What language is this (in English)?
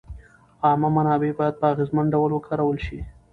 Pashto